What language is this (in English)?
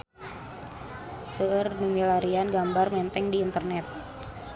Sundanese